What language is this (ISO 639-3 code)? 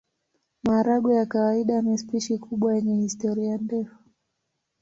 swa